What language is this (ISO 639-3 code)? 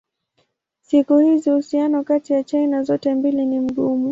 swa